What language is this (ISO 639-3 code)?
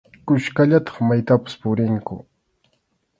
qxu